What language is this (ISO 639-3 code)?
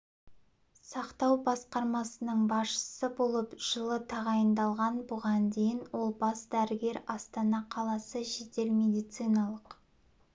kaz